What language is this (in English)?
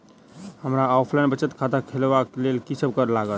Maithili